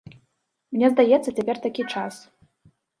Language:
Belarusian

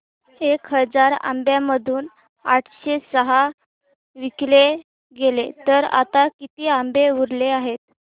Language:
Marathi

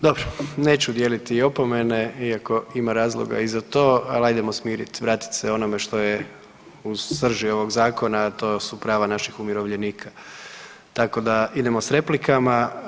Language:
Croatian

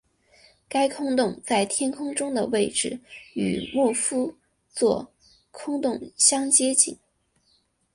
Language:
Chinese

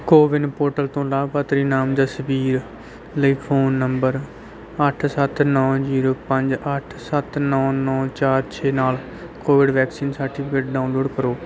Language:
Punjabi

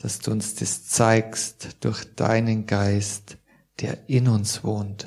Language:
German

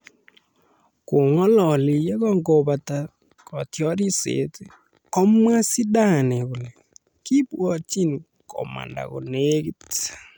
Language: Kalenjin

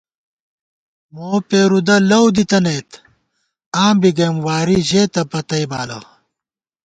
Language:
Gawar-Bati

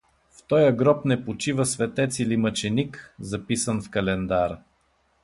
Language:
Bulgarian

